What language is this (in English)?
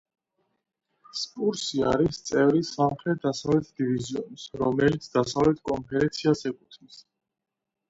Georgian